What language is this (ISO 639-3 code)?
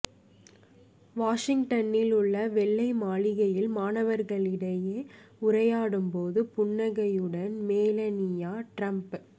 tam